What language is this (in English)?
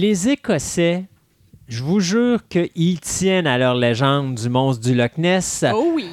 French